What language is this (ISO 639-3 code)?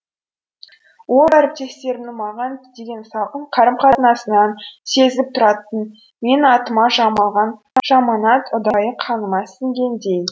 kaz